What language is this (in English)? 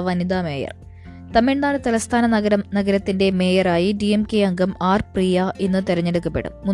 Malayalam